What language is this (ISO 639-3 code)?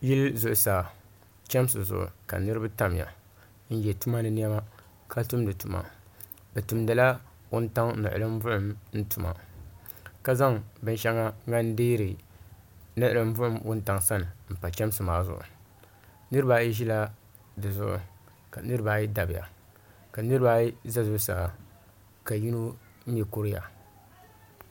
dag